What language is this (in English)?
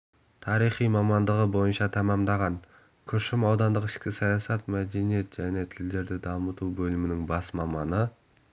Kazakh